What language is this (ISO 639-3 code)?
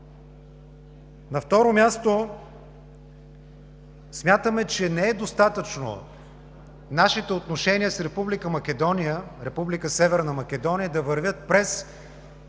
bul